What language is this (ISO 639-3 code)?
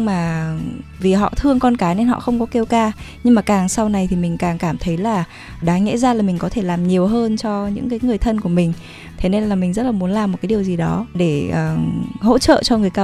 vie